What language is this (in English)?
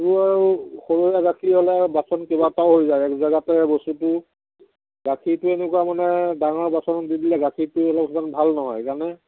Assamese